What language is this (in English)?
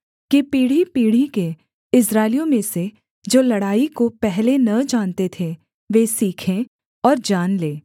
Hindi